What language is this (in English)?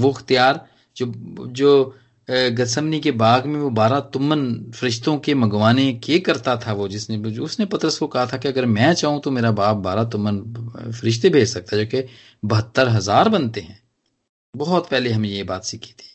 Hindi